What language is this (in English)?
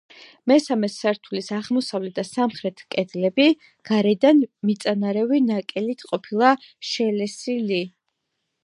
Georgian